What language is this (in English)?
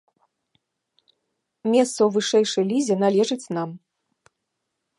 Belarusian